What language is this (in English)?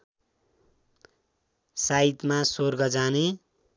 Nepali